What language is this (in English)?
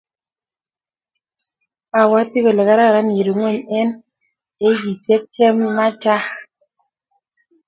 Kalenjin